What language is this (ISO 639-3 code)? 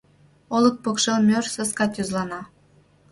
chm